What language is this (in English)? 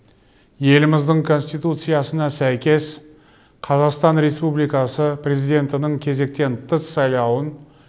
Kazakh